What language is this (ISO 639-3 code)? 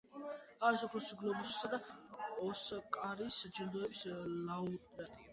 kat